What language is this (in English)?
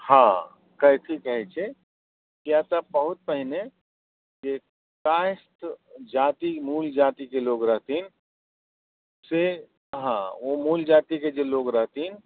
Maithili